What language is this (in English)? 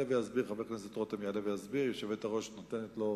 Hebrew